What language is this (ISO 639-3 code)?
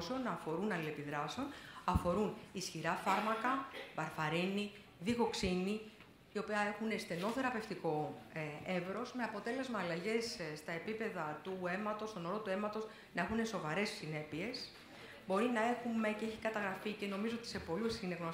ell